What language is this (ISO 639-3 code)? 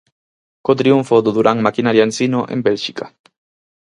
glg